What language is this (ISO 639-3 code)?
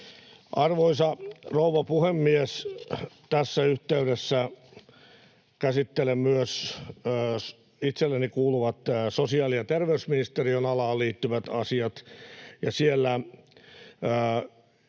fin